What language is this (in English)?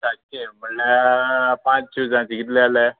Konkani